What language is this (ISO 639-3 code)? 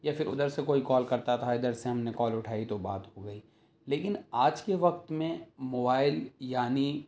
urd